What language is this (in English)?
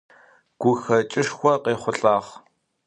Adyghe